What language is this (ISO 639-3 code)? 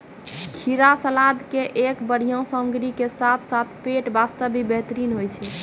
mai